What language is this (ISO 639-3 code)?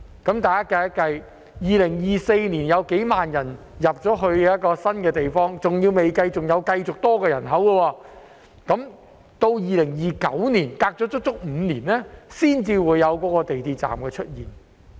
yue